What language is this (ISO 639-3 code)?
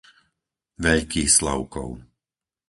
slk